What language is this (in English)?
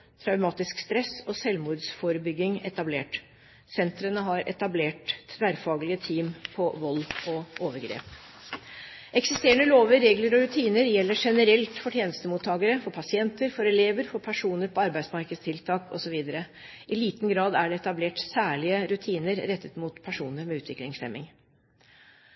Norwegian Bokmål